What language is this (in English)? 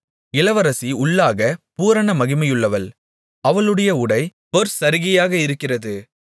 Tamil